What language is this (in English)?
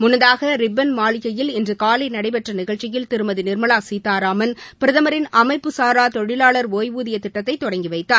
Tamil